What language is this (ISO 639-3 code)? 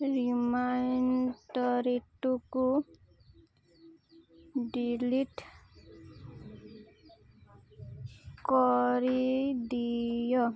ori